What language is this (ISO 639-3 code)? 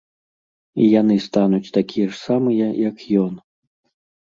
bel